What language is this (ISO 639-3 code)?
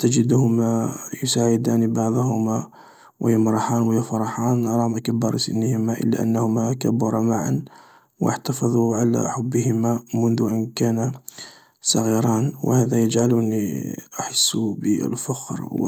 arq